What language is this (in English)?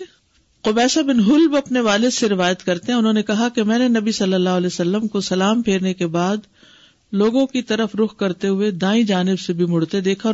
Urdu